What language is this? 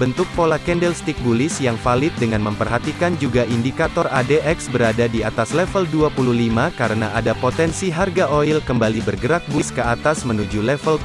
Indonesian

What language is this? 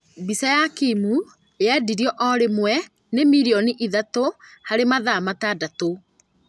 Kikuyu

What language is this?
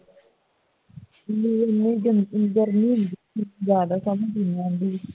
Punjabi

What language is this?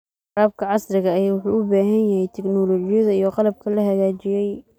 Somali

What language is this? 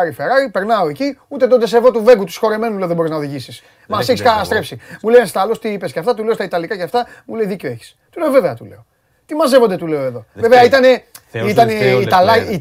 Greek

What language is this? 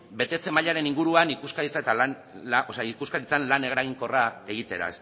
Basque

